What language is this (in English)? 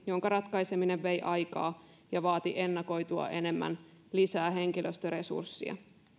Finnish